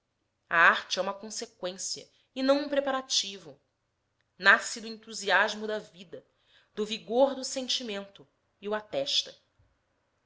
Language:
Portuguese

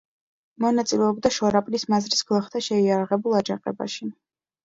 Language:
Georgian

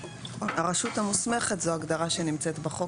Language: Hebrew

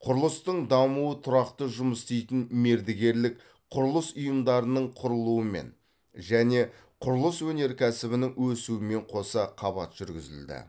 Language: Kazakh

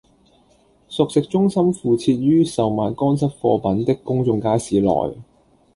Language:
Cantonese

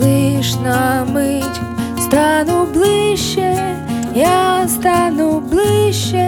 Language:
Ukrainian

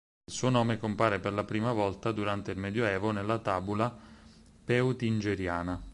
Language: Italian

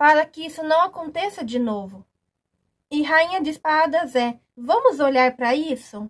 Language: Portuguese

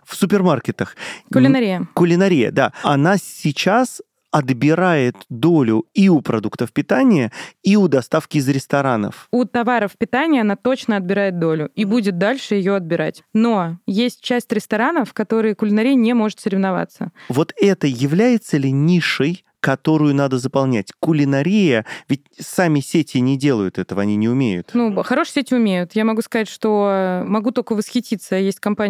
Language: Russian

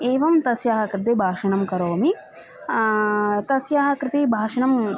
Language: Sanskrit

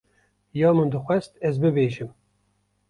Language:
Kurdish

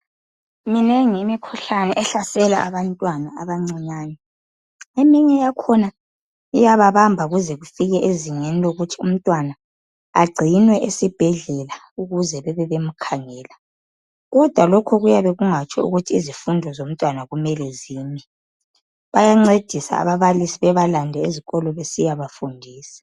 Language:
North Ndebele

